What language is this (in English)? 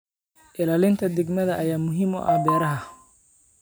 Somali